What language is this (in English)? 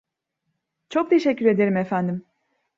Turkish